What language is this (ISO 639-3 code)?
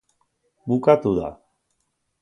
eus